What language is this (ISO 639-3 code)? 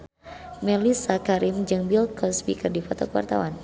sun